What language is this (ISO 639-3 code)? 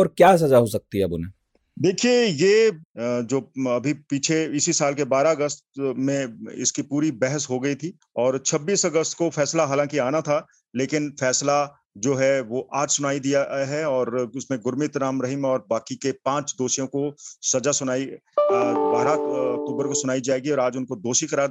hin